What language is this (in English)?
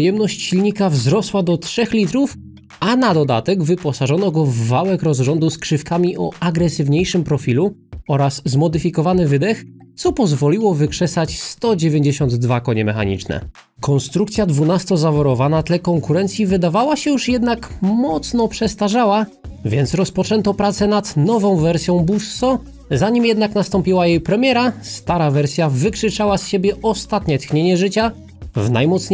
Polish